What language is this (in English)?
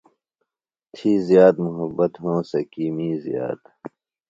Phalura